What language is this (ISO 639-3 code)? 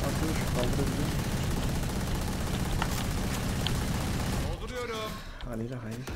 tur